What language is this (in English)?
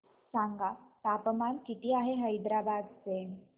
Marathi